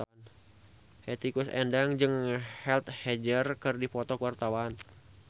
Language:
Sundanese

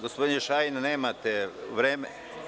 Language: Serbian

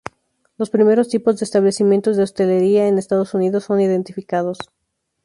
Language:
Spanish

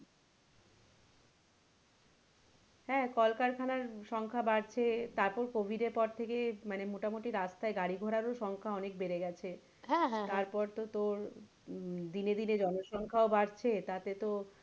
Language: Bangla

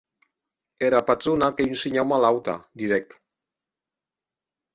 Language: Occitan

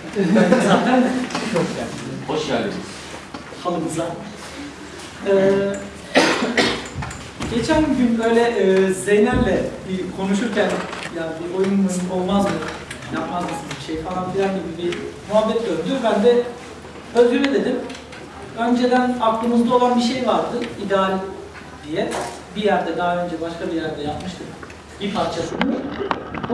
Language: Turkish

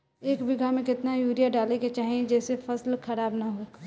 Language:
Bhojpuri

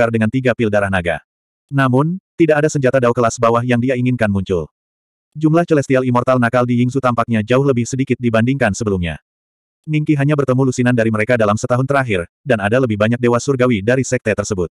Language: Indonesian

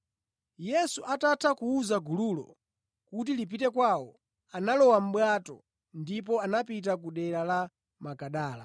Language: Nyanja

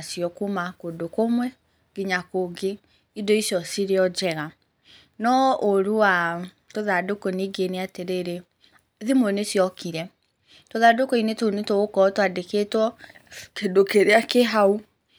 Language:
Kikuyu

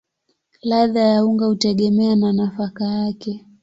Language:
Swahili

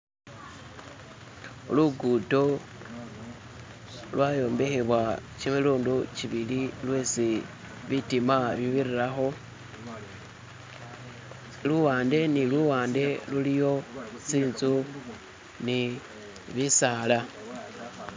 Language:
Masaaba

